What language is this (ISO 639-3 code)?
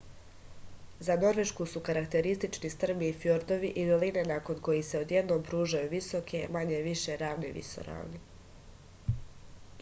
srp